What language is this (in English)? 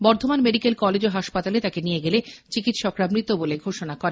Bangla